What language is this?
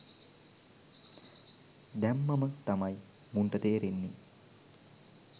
Sinhala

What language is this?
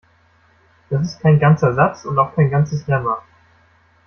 German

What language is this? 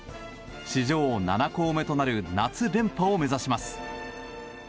Japanese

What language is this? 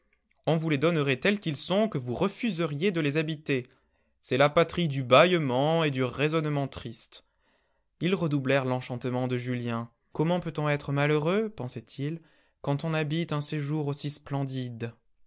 French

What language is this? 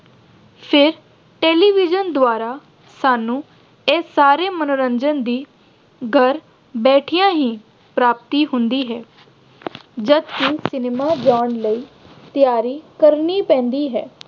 Punjabi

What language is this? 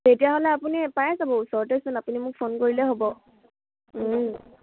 Assamese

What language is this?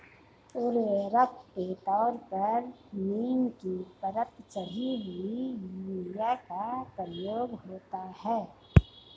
Hindi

